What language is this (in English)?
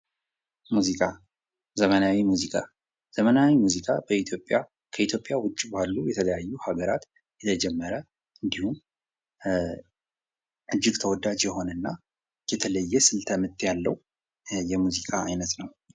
Amharic